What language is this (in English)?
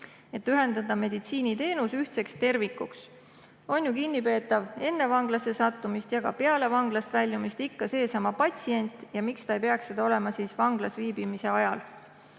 Estonian